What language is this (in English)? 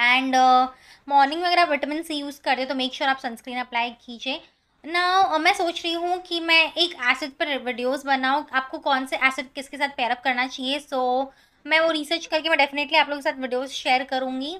Hindi